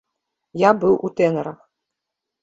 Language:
Belarusian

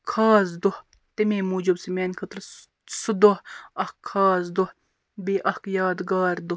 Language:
Kashmiri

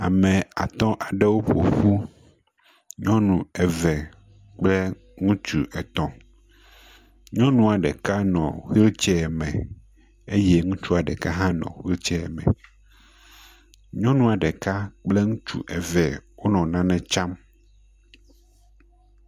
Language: Ewe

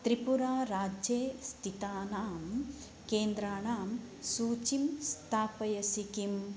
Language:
Sanskrit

